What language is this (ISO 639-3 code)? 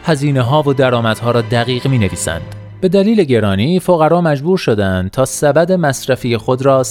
fas